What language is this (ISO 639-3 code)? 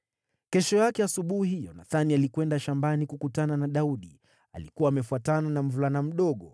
swa